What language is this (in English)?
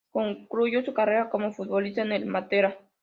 Spanish